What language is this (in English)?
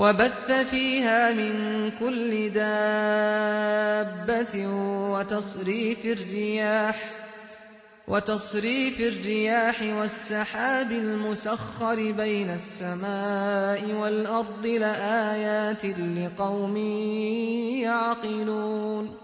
Arabic